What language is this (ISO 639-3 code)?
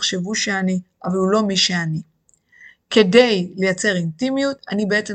heb